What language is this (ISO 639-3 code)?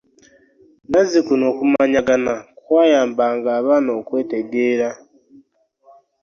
lug